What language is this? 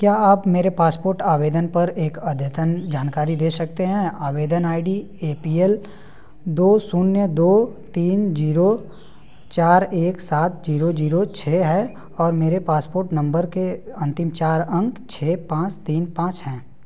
Hindi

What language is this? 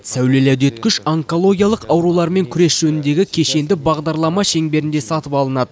Kazakh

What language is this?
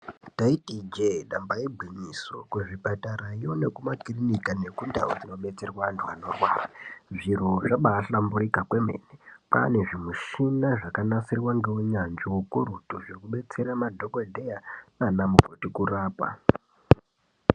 Ndau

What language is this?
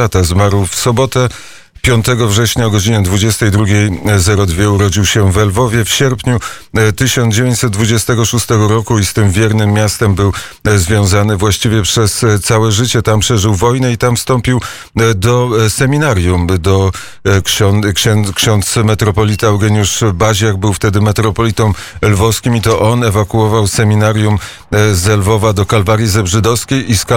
Polish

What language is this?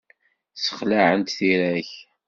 Kabyle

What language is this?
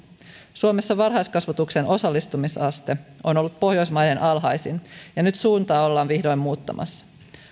Finnish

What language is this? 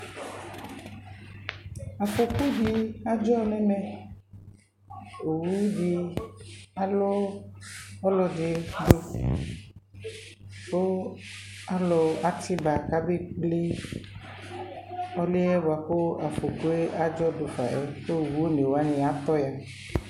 Ikposo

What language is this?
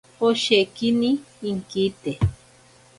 Ashéninka Perené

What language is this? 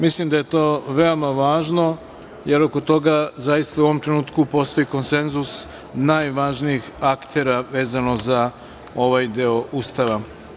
Serbian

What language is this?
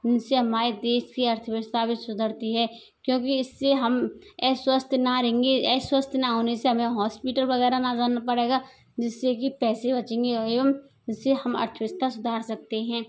Hindi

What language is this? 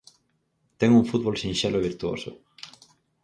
Galician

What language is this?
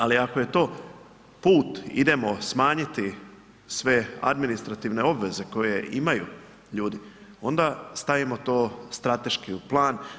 Croatian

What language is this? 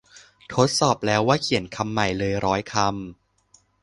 Thai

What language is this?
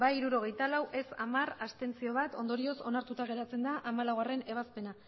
Basque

